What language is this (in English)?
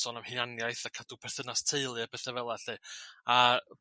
Welsh